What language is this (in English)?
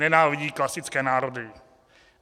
Czech